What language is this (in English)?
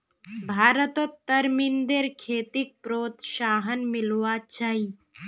Magahi